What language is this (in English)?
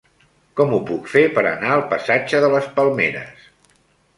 Catalan